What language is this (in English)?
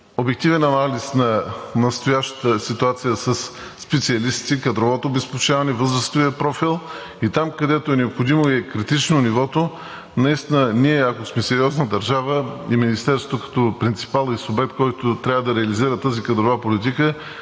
Bulgarian